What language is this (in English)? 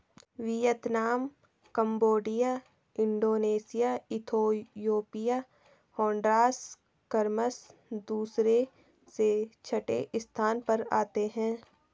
Hindi